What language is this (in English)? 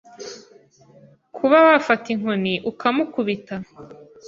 Kinyarwanda